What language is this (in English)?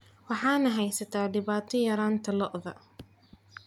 Somali